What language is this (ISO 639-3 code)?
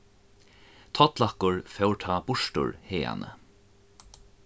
fao